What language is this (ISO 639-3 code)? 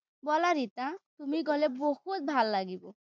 asm